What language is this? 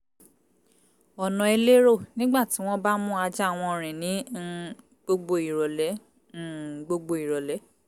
Yoruba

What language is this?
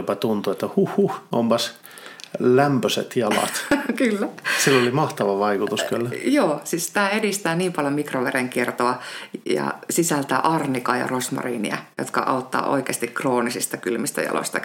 Finnish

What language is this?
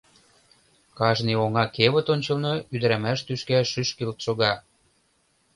Mari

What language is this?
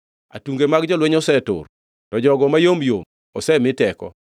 Luo (Kenya and Tanzania)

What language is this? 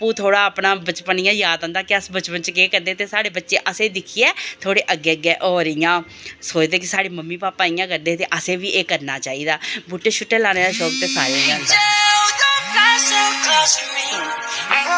Dogri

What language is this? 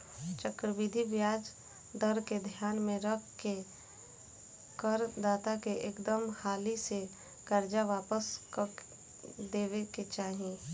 Bhojpuri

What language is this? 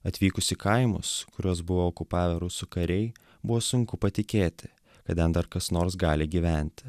Lithuanian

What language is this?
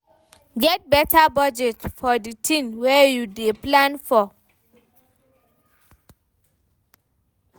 Nigerian Pidgin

